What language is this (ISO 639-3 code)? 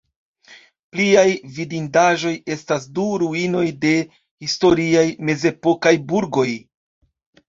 epo